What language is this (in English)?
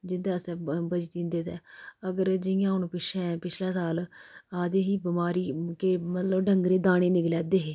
Dogri